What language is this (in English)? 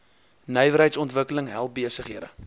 Afrikaans